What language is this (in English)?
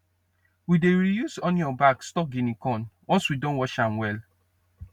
Nigerian Pidgin